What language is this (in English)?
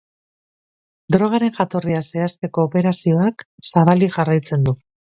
Basque